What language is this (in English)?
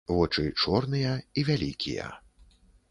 Belarusian